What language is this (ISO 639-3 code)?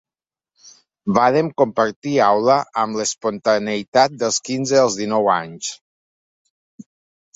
cat